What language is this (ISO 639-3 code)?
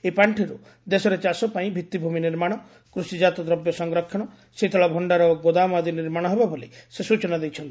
ori